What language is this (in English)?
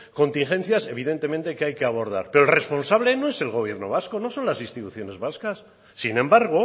Spanish